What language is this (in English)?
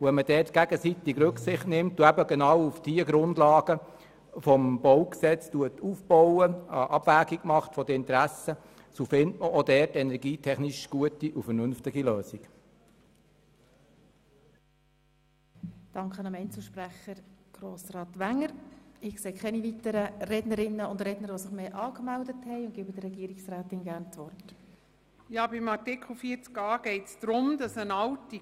Swiss German